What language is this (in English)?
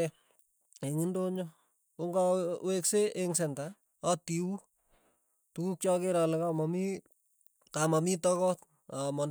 Tugen